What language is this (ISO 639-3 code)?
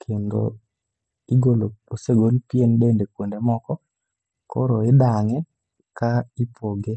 luo